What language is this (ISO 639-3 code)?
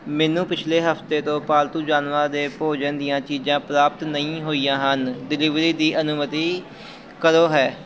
pan